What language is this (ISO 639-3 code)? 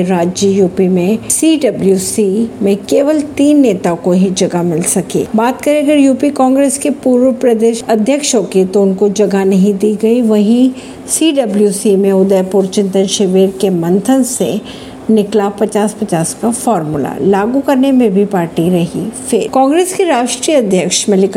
hin